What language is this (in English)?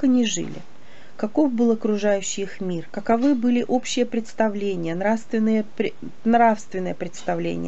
Russian